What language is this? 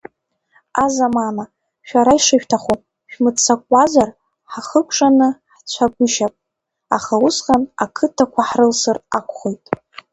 Abkhazian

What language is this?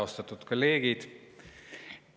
Estonian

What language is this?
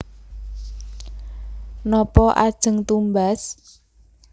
Javanese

